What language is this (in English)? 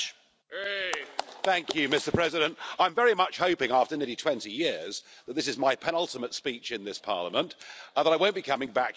English